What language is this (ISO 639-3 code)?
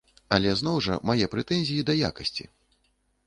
bel